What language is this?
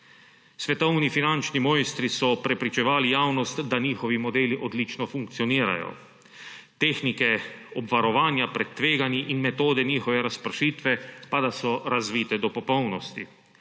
Slovenian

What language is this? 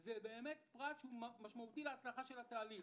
Hebrew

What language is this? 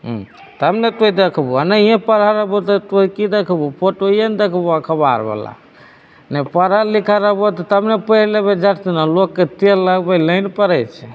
Maithili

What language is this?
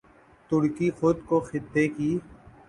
Urdu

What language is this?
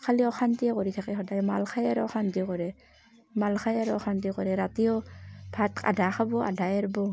Assamese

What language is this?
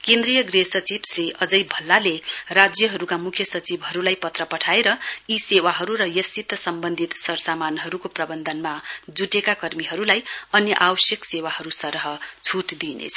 Nepali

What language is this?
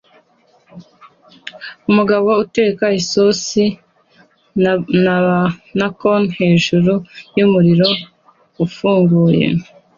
Kinyarwanda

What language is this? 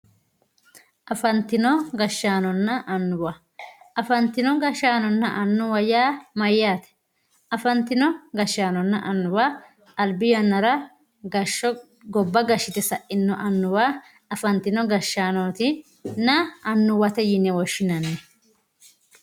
Sidamo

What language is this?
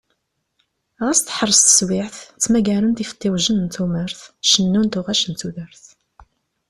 Kabyle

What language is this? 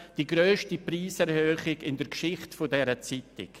Swiss German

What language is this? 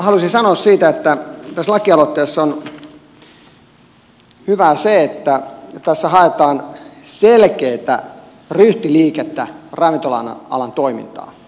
Finnish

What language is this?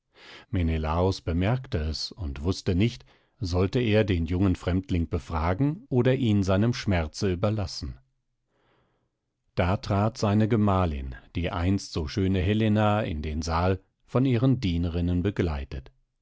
German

